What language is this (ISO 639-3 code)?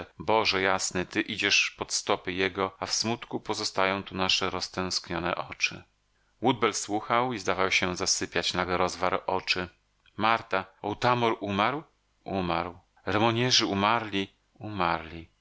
pol